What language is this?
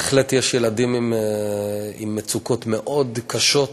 Hebrew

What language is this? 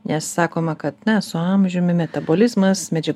Lithuanian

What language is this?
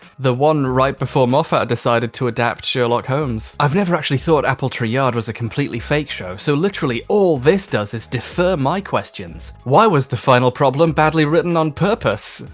English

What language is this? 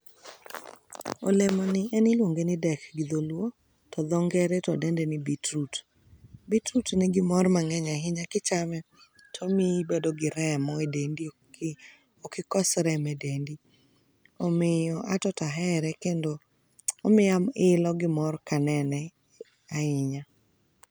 Luo (Kenya and Tanzania)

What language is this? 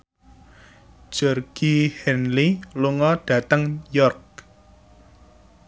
Javanese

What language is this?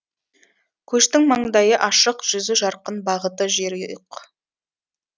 Kazakh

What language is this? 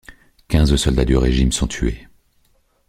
French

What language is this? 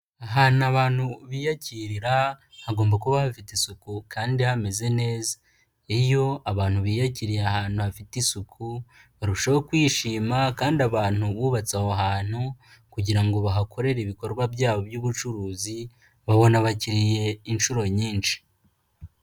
Kinyarwanda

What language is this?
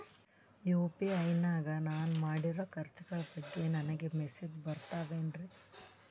Kannada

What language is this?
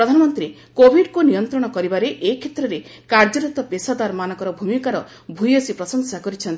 Odia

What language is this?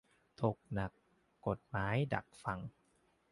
Thai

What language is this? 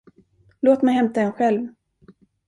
Swedish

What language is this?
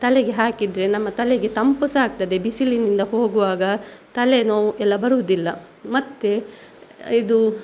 Kannada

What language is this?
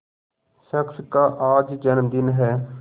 Hindi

